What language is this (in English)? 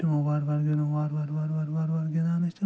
Kashmiri